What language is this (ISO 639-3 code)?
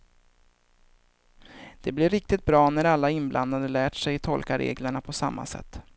swe